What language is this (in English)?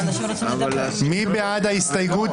Hebrew